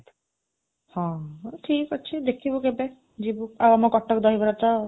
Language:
Odia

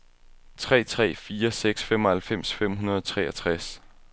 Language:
Danish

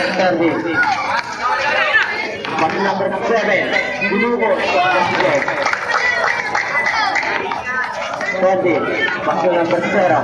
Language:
Thai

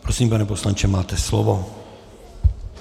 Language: Czech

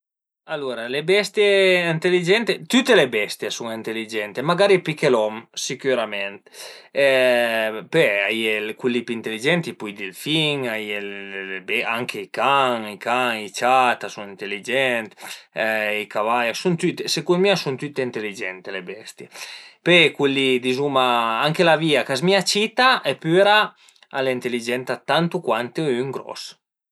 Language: Piedmontese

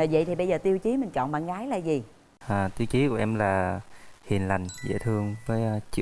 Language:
Vietnamese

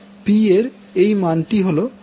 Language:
Bangla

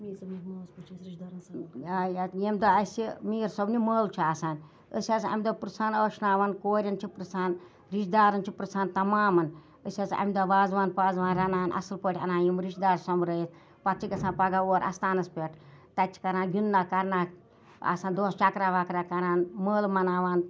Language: Kashmiri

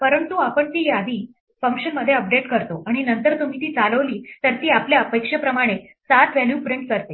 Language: Marathi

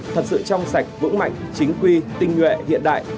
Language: Vietnamese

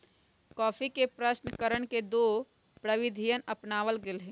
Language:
Magahi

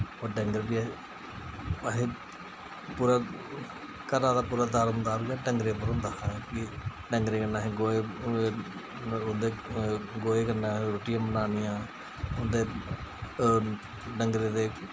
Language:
Dogri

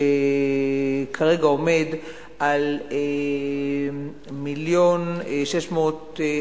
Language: Hebrew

